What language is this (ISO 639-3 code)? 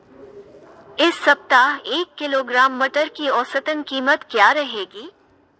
hin